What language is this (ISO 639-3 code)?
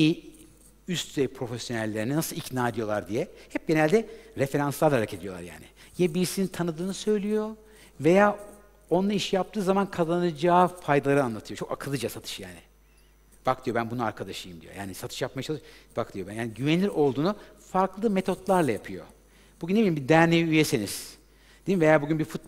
tur